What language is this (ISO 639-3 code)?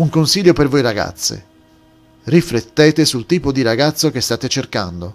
ita